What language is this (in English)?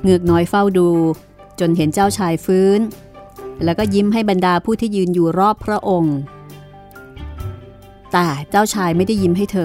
Thai